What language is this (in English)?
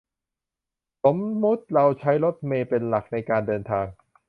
Thai